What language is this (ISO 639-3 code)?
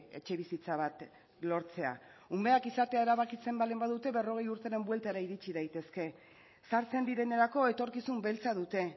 eus